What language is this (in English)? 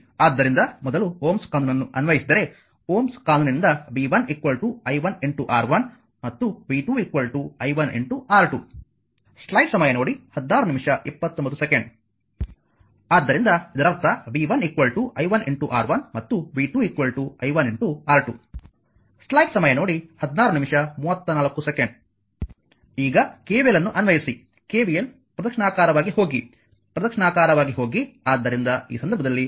Kannada